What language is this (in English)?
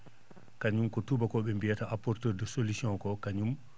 Fula